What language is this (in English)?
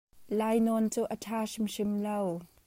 Hakha Chin